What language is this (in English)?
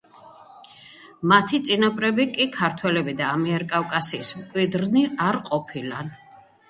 Georgian